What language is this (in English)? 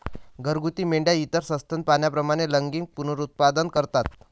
Marathi